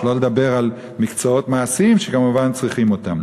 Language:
Hebrew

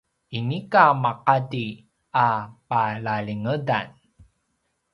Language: Paiwan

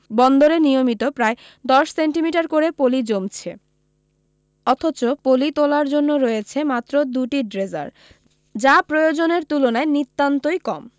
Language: Bangla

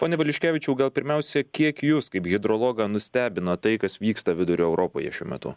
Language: Lithuanian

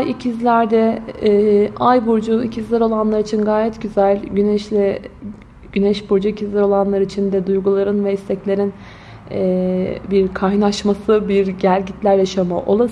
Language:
Turkish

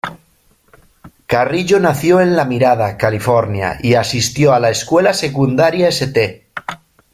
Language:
Spanish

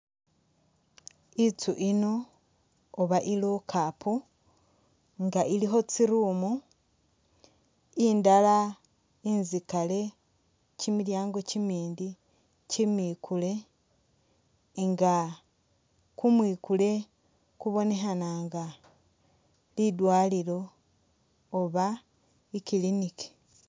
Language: Masaaba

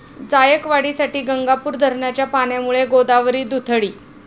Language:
Marathi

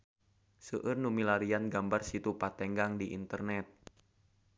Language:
Sundanese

